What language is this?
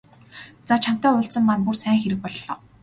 Mongolian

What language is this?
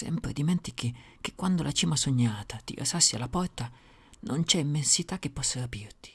Italian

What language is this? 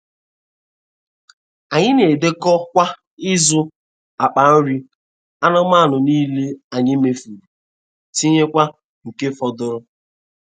Igbo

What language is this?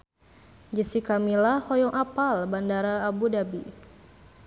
Sundanese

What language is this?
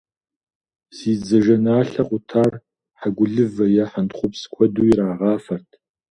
Kabardian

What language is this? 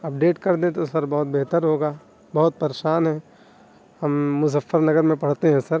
Urdu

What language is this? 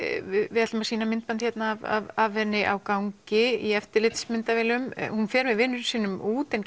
Icelandic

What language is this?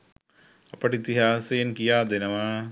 Sinhala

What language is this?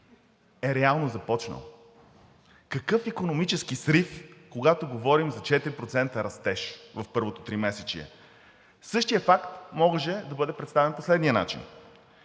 Bulgarian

